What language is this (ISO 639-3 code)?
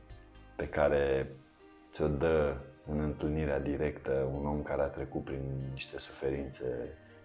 ron